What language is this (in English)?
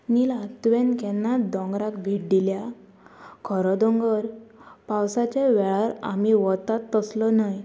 Konkani